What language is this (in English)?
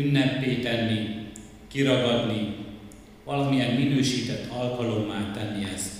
Hungarian